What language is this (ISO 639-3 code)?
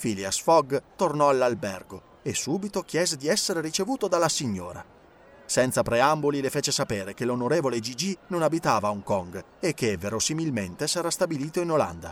ita